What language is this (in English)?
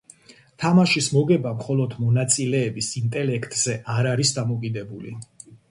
Georgian